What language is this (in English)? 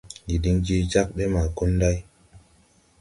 Tupuri